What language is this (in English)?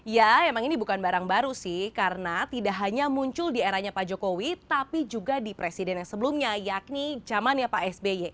Indonesian